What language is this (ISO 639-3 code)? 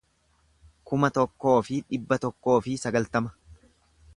orm